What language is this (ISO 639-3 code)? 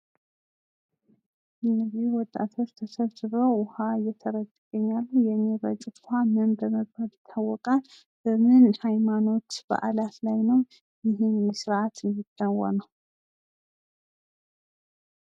amh